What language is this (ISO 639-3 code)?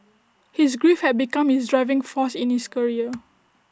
eng